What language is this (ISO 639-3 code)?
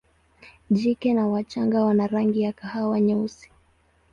swa